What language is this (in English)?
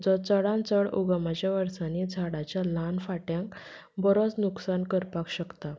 Konkani